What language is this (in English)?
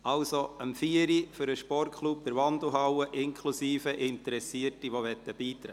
Swiss German